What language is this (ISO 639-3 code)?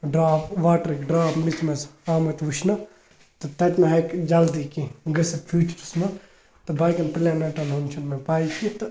kas